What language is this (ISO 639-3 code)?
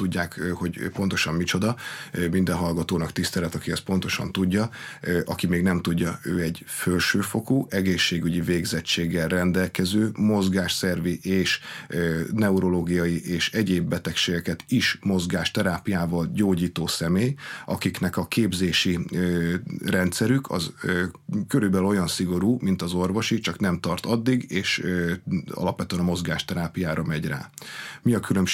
hun